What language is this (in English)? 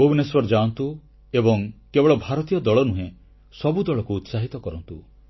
Odia